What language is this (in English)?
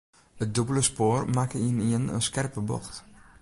Western Frisian